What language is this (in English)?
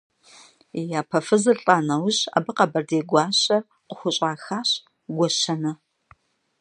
Kabardian